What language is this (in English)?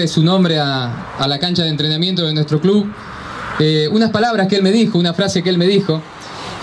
Spanish